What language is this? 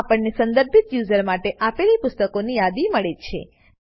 Gujarati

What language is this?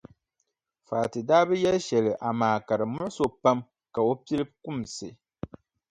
Dagbani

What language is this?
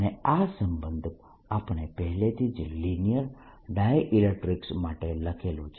Gujarati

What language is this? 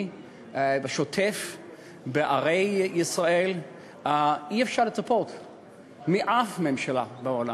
Hebrew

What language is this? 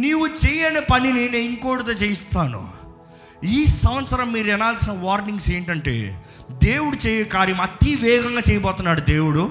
Telugu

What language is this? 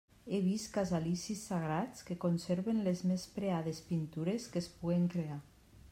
Catalan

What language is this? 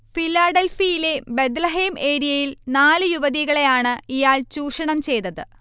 Malayalam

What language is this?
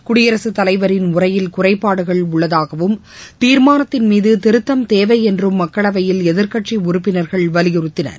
Tamil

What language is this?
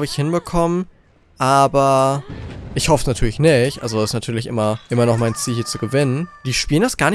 German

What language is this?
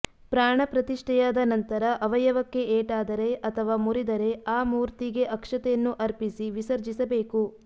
Kannada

